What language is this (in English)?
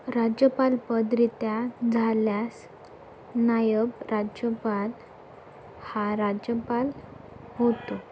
Marathi